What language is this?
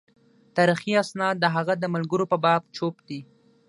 Pashto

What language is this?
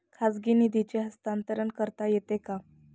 Marathi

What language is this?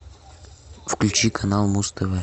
Russian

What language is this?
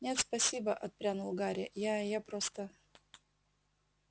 Russian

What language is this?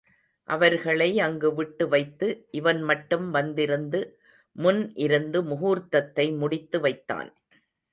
Tamil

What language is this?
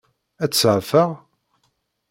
Kabyle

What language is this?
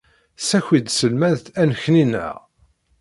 Kabyle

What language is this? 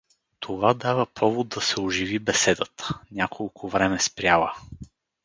Bulgarian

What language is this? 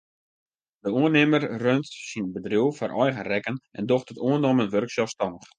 Western Frisian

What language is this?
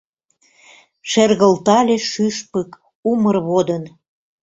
Mari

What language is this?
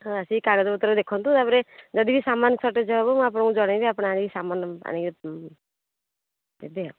Odia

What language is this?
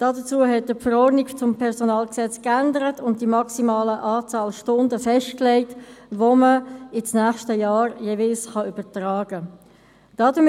Swiss German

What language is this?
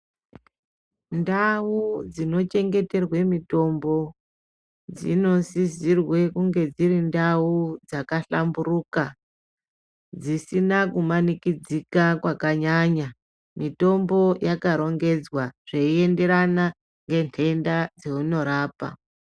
Ndau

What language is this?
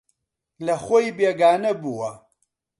Central Kurdish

